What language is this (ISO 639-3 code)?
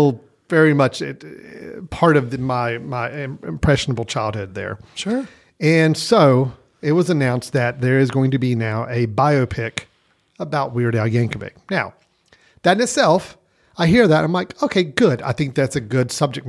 eng